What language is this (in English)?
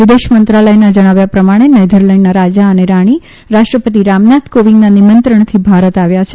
Gujarati